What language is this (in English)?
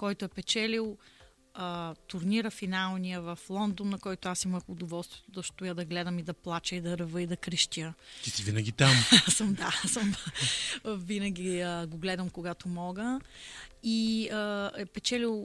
Bulgarian